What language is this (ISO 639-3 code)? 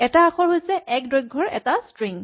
asm